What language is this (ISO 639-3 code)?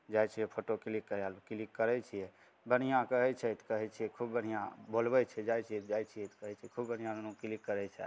mai